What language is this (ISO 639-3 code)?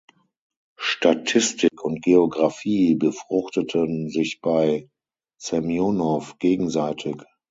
deu